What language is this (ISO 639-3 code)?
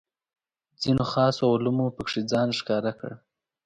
pus